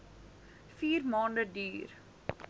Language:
Afrikaans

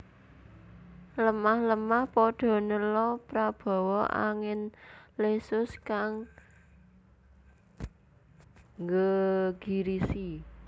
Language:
Javanese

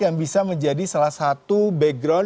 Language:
Indonesian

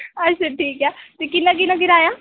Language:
Dogri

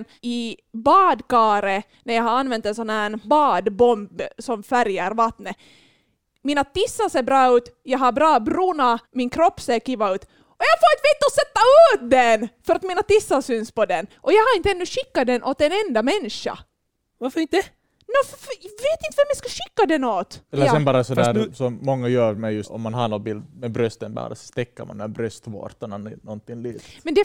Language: Swedish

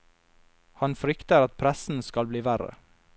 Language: Norwegian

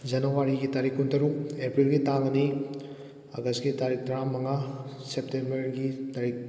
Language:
Manipuri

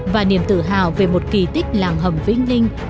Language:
Vietnamese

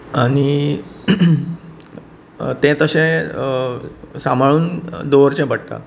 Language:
Konkani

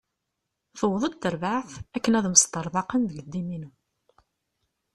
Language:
Kabyle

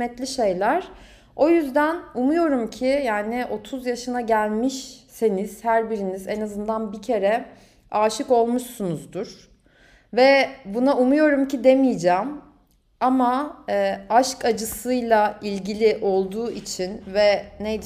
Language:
Turkish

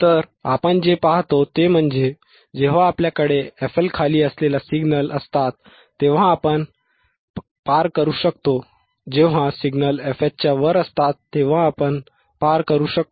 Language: Marathi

